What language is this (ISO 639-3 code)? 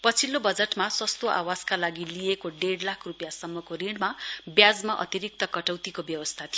nep